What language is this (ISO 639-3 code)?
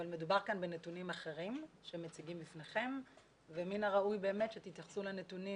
heb